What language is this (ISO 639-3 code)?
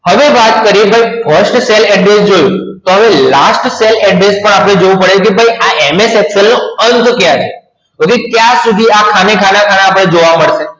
guj